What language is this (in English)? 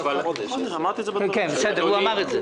Hebrew